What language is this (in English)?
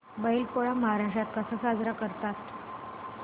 Marathi